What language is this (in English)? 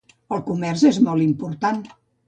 Catalan